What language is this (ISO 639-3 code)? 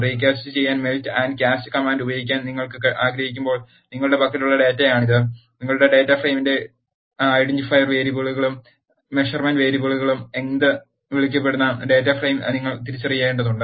mal